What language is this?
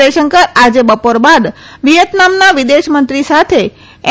Gujarati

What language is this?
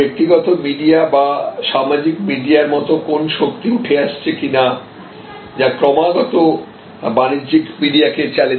Bangla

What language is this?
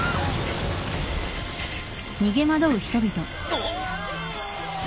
Japanese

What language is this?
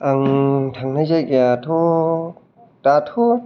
Bodo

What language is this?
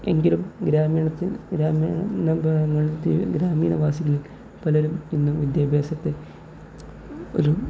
Malayalam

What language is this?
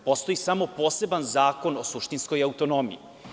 Serbian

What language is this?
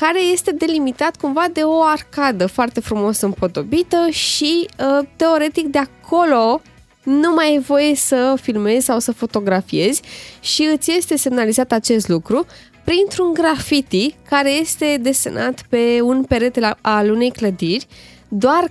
Romanian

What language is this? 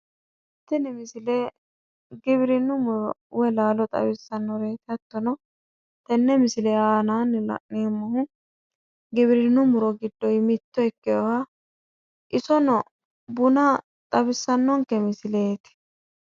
Sidamo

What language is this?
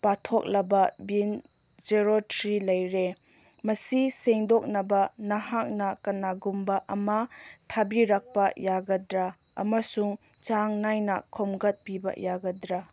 Manipuri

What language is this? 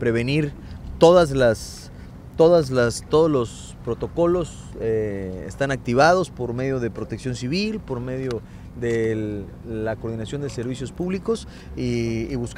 Spanish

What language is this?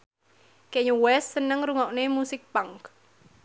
Javanese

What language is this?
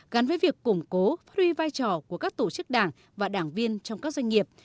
Vietnamese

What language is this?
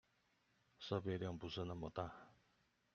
Chinese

